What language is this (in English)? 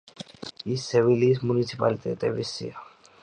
Georgian